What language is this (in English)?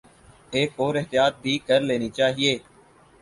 Urdu